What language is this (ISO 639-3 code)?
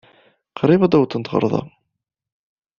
kab